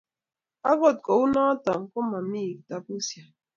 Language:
Kalenjin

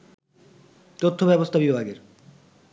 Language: Bangla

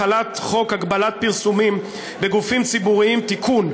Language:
Hebrew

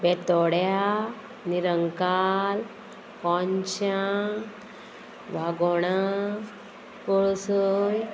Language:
Konkani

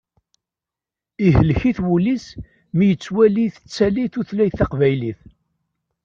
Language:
Kabyle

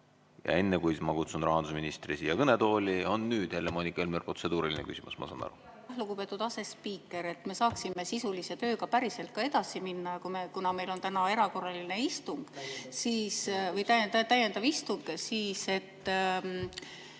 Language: Estonian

